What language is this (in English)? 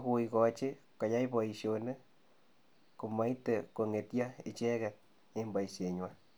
Kalenjin